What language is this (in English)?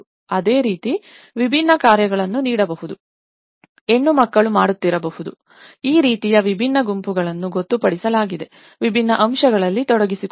Kannada